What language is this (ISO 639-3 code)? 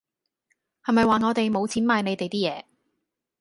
yue